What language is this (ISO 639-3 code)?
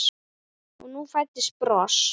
isl